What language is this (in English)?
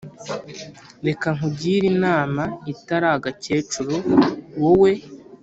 Kinyarwanda